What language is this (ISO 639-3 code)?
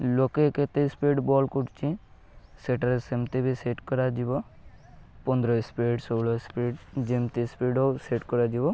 ori